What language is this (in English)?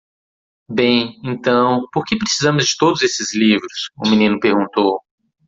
Portuguese